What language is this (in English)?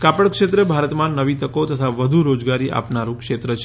Gujarati